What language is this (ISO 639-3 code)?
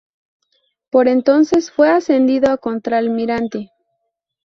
spa